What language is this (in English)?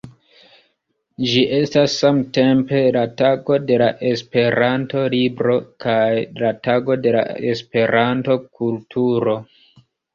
Esperanto